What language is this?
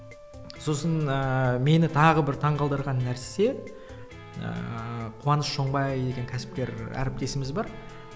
Kazakh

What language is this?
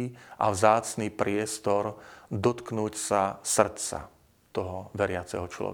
Slovak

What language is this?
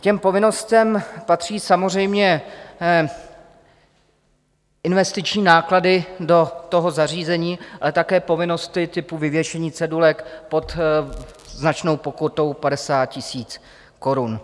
Czech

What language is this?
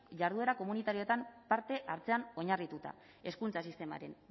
Basque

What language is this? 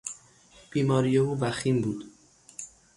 Persian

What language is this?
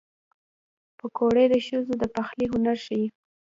Pashto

